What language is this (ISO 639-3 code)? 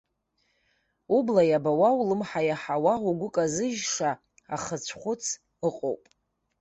abk